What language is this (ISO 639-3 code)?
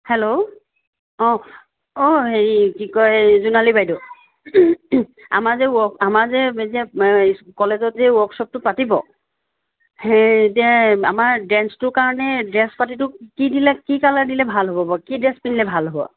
asm